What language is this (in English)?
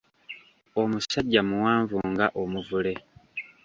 Ganda